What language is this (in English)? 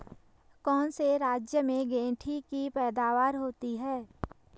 Hindi